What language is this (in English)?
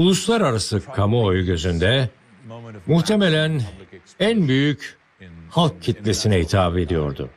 Turkish